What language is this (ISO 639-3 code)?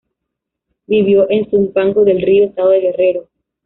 spa